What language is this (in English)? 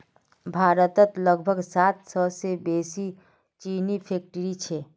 Magahi